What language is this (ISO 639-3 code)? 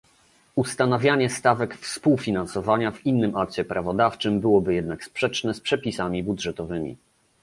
pol